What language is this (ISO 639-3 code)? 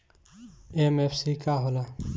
bho